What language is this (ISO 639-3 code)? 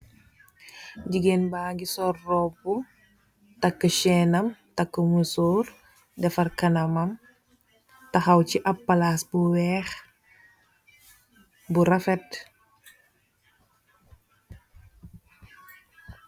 wol